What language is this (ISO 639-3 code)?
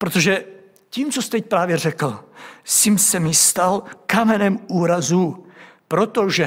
ces